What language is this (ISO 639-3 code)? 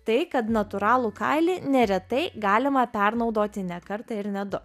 lit